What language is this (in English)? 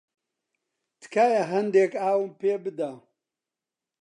Central Kurdish